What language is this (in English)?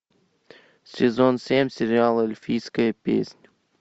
Russian